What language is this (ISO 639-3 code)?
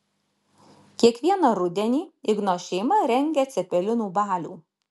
lit